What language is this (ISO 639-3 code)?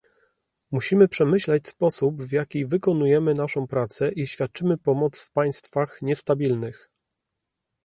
pol